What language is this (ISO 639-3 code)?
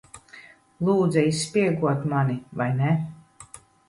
lav